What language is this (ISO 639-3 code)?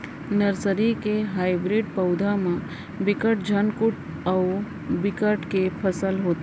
hne